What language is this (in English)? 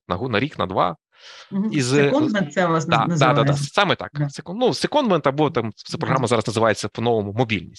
Ukrainian